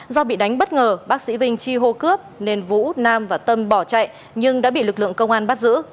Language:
Vietnamese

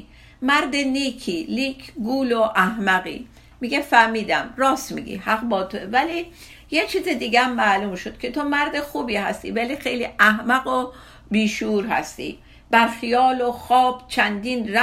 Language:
Persian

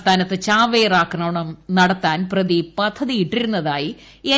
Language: Malayalam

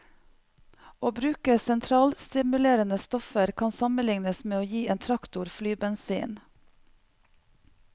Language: Norwegian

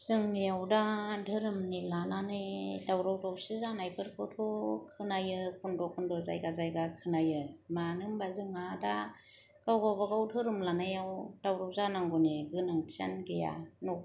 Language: Bodo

